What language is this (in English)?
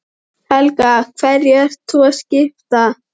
Icelandic